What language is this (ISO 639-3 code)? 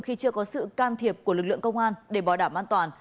vie